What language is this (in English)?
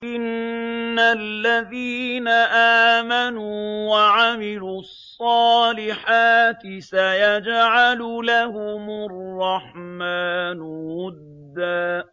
Arabic